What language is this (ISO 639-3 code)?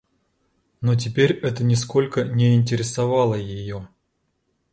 rus